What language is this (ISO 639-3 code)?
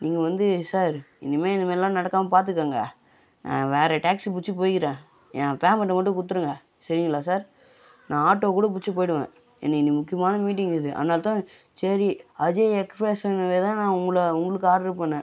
tam